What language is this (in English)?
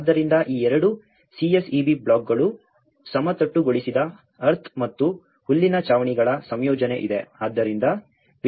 Kannada